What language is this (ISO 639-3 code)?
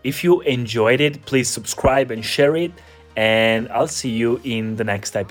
ita